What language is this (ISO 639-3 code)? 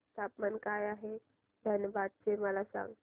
mar